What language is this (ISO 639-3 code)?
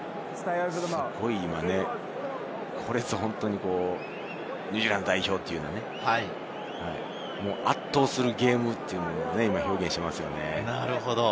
jpn